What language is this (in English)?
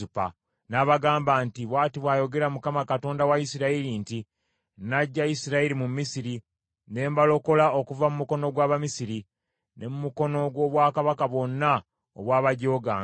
Ganda